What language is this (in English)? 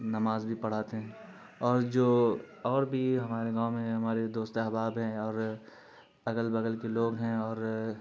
Urdu